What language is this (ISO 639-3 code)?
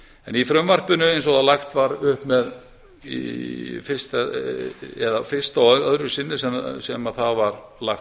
isl